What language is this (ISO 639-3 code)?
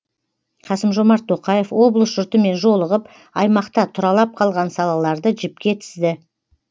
kaz